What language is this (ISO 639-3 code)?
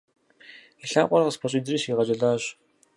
kbd